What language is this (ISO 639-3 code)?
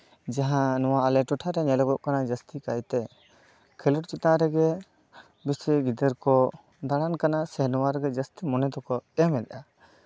sat